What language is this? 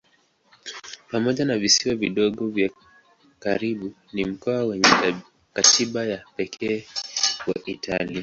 Swahili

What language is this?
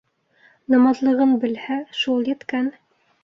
Bashkir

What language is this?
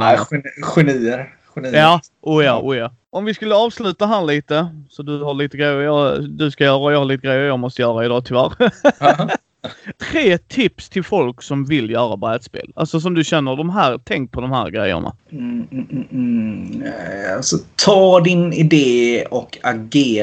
Swedish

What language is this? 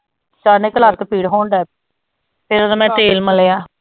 Punjabi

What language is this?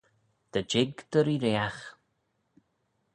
Manx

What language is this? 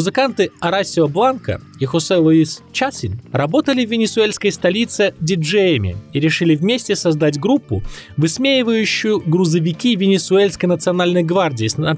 Russian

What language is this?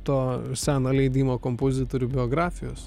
Lithuanian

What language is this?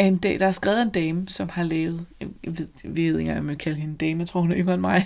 Danish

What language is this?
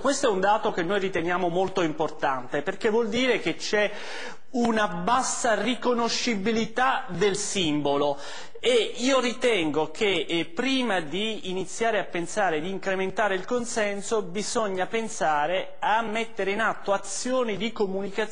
Italian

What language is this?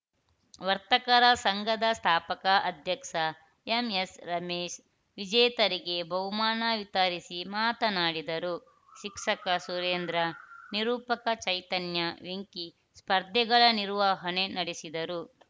Kannada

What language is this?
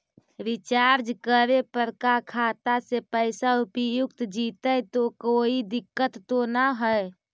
Magahi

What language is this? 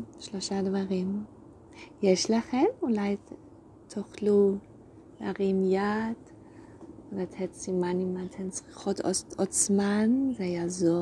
Hebrew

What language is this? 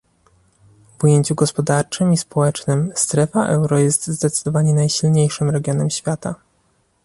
Polish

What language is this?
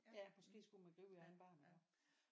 Danish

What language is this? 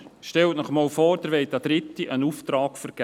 Swiss German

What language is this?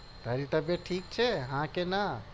Gujarati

